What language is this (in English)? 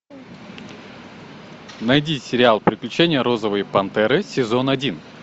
Russian